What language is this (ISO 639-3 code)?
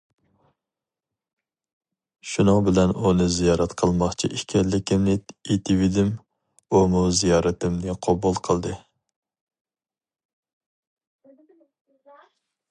uig